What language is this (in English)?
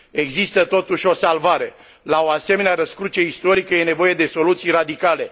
Romanian